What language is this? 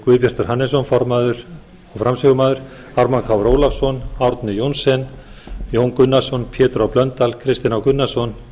Icelandic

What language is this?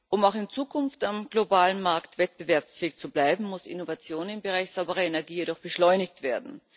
German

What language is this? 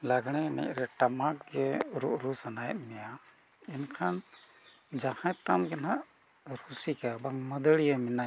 Santali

